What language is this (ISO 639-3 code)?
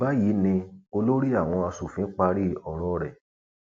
yor